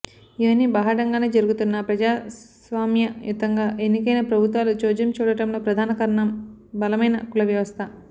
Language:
Telugu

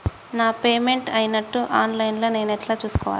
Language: Telugu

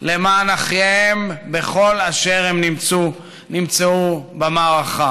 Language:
Hebrew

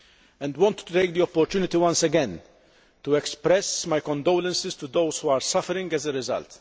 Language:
English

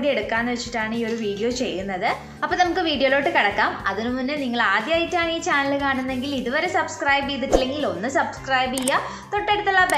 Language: English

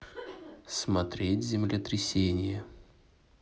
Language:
Russian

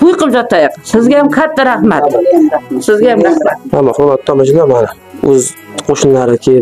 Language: Turkish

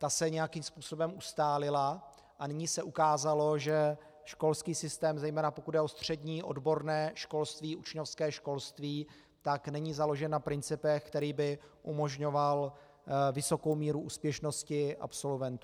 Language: Czech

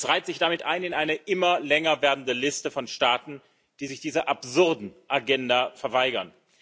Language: German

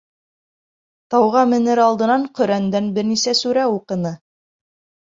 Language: Bashkir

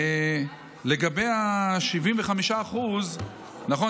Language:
Hebrew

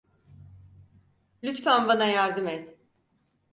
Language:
Turkish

